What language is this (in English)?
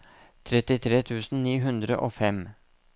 Norwegian